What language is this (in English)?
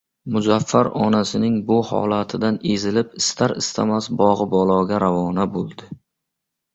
Uzbek